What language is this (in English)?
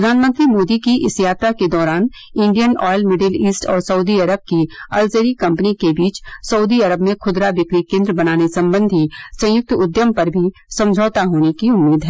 Hindi